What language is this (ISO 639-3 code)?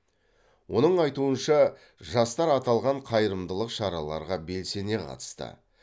kaz